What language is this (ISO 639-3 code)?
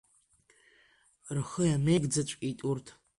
abk